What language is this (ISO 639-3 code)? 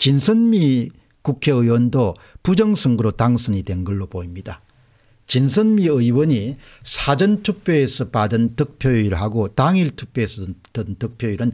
kor